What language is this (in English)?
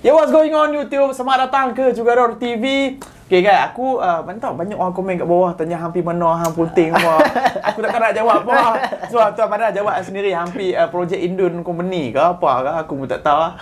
Malay